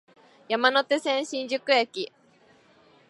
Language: Japanese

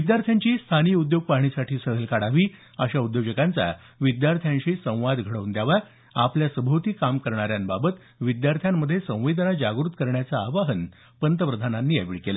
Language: Marathi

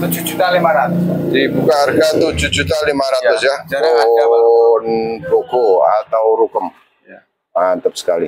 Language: Indonesian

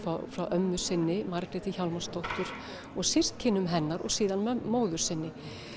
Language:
Icelandic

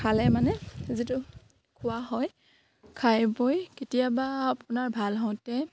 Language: Assamese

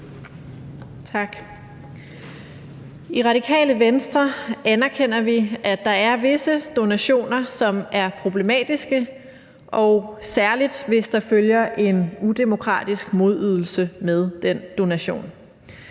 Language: Danish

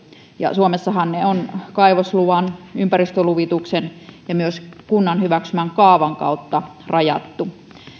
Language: Finnish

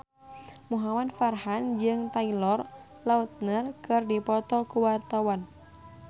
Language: Sundanese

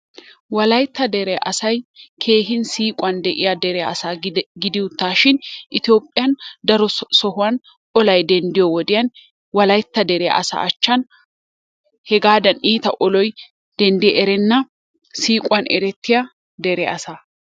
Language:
Wolaytta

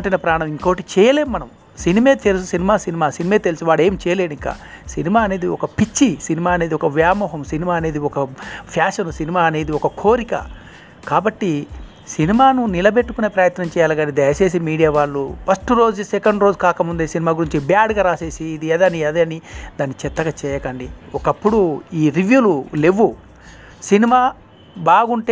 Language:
Telugu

